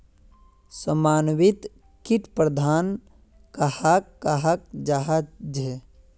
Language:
Magahi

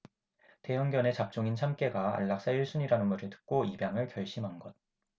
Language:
Korean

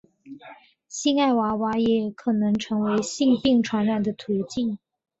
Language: Chinese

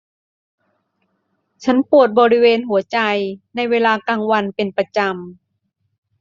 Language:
Thai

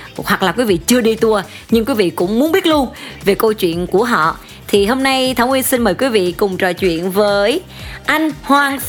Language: Vietnamese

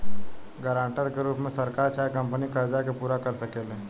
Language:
Bhojpuri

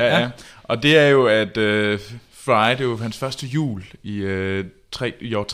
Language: Danish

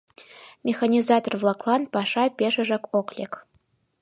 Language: Mari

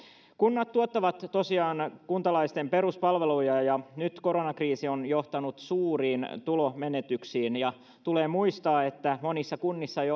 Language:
Finnish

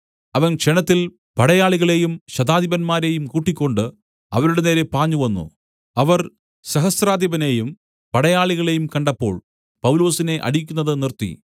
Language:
Malayalam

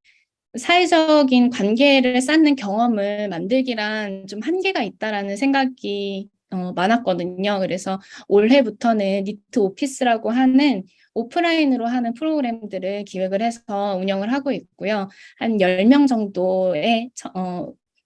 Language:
Korean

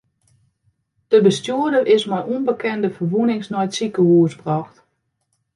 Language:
Western Frisian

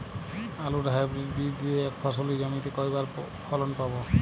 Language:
Bangla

